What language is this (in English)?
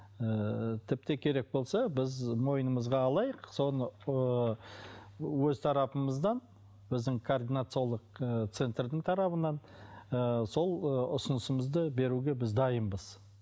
Kazakh